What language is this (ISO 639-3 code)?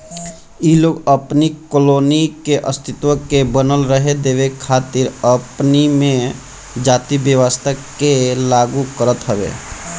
bho